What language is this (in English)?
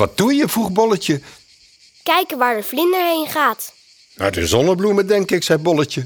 Dutch